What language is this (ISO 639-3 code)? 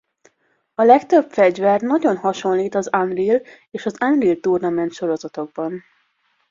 hun